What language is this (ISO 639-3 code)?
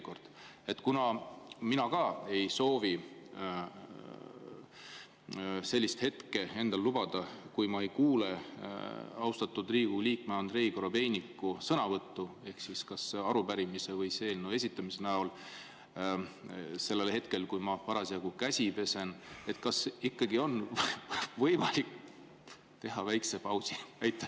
est